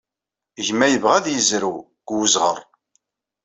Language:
Kabyle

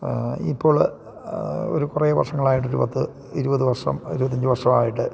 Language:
Malayalam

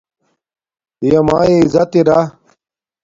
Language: Domaaki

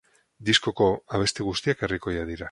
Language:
Basque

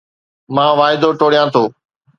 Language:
Sindhi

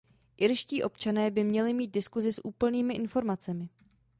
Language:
Czech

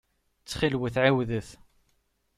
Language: Kabyle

